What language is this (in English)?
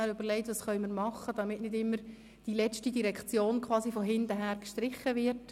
Swiss German